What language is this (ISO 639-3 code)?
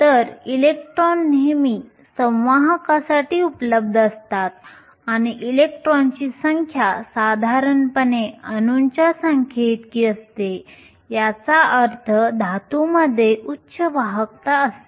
mar